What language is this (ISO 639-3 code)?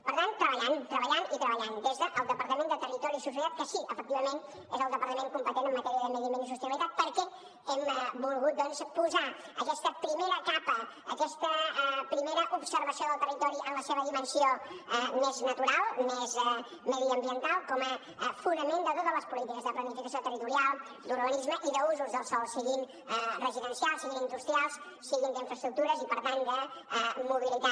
cat